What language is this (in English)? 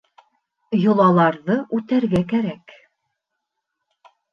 Bashkir